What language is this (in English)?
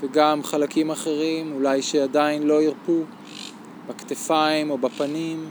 Hebrew